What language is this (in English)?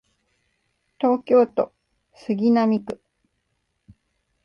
Japanese